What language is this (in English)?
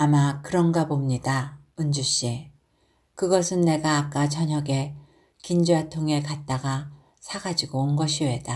Korean